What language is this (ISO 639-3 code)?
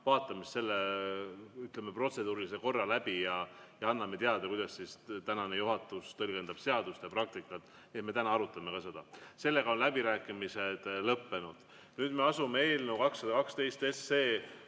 est